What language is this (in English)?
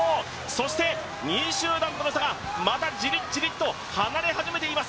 Japanese